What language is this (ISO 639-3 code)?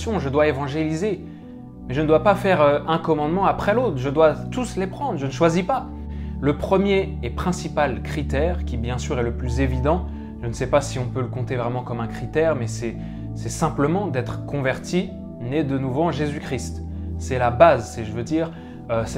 fra